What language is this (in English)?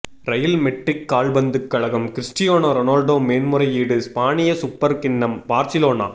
Tamil